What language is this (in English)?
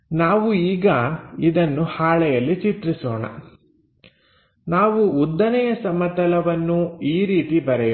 Kannada